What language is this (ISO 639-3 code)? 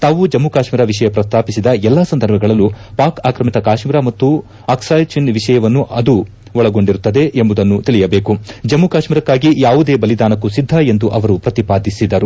kan